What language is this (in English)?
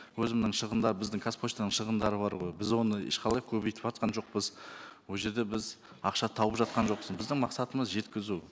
Kazakh